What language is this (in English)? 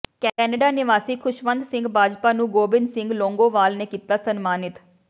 Punjabi